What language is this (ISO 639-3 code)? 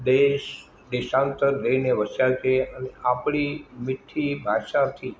guj